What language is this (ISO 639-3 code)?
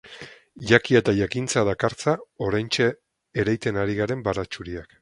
eus